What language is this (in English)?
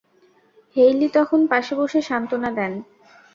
Bangla